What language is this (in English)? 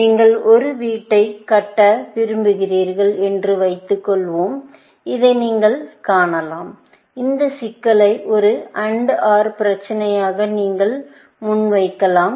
Tamil